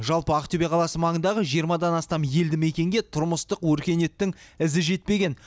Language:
Kazakh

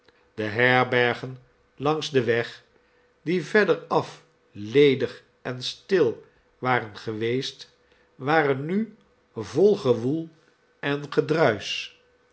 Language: Dutch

